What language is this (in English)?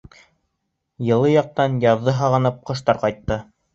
Bashkir